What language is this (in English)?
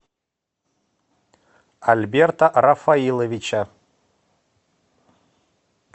Russian